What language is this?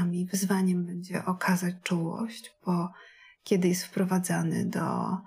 Polish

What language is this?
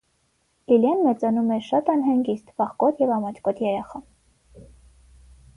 Armenian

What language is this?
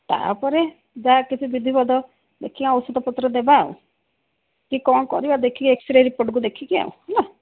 Odia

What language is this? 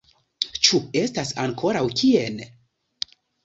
Esperanto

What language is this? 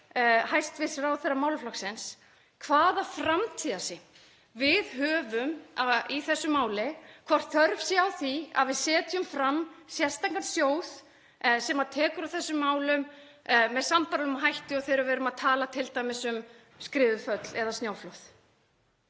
Icelandic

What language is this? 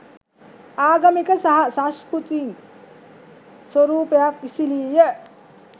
Sinhala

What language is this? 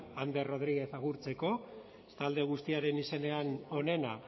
Basque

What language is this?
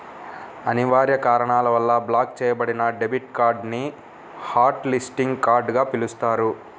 Telugu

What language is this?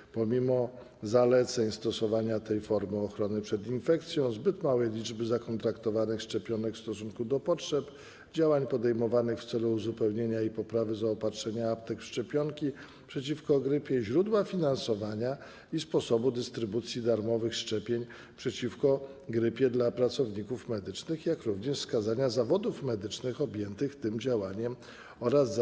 Polish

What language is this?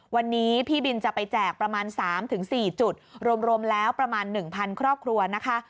Thai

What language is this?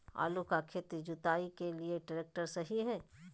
Magahi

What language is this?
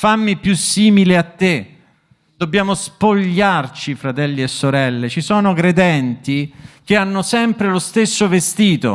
Italian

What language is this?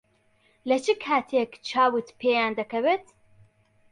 Central Kurdish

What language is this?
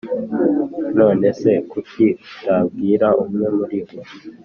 Kinyarwanda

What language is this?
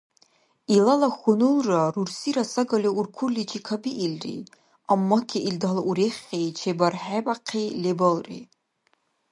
Dargwa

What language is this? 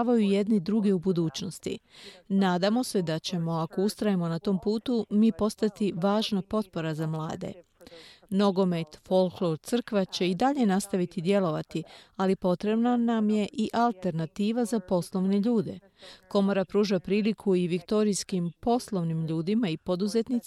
Croatian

